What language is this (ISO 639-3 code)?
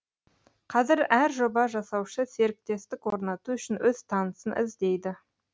kaz